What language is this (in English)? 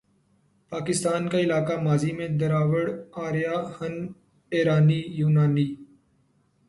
Urdu